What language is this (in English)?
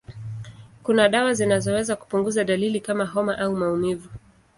Swahili